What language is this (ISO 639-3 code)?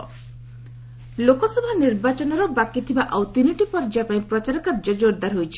ori